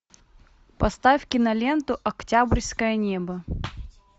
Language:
Russian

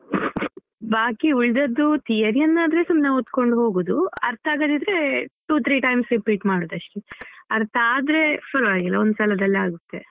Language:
Kannada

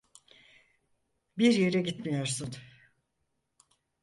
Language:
Turkish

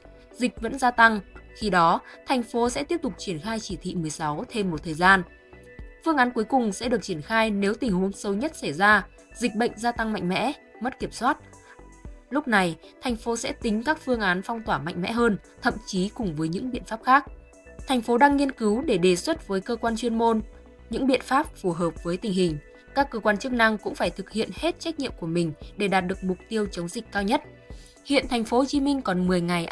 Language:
Vietnamese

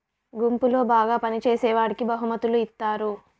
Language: Telugu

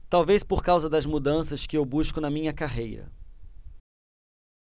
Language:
Portuguese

